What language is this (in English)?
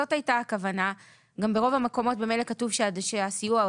Hebrew